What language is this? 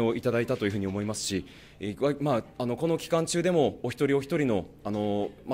Japanese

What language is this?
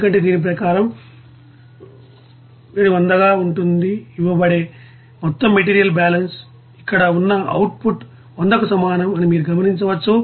Telugu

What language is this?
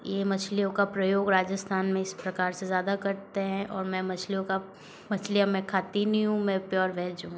Hindi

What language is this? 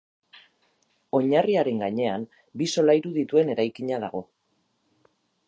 Basque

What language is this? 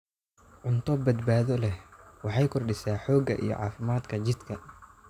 Somali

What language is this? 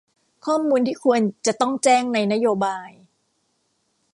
Thai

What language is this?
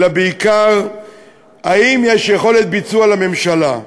Hebrew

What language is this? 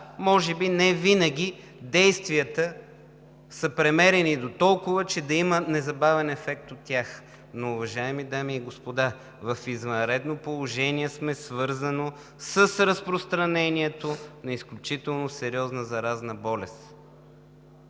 Bulgarian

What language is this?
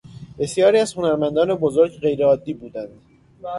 Persian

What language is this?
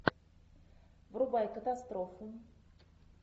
Russian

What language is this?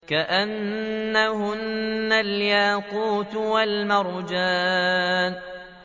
Arabic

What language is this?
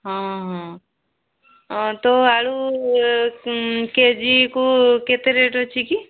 Odia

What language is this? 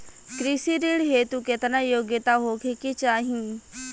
Bhojpuri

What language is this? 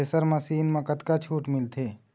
Chhattisgarhi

